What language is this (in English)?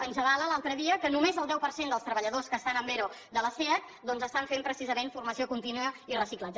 Catalan